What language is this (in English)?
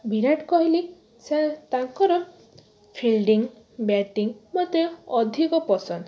Odia